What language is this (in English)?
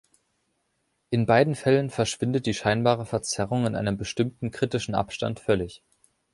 German